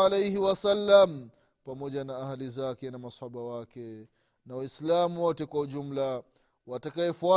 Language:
Swahili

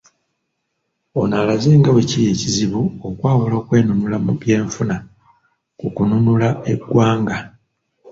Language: Ganda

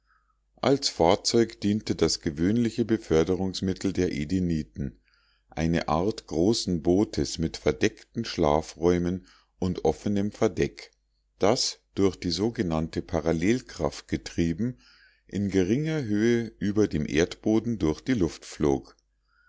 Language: German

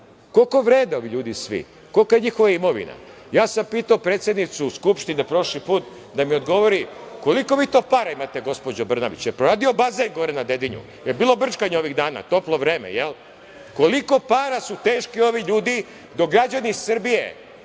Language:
Serbian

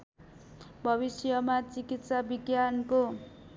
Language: Nepali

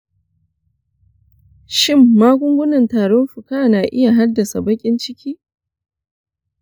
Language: Hausa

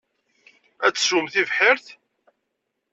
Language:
Kabyle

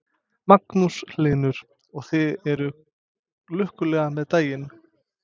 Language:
Icelandic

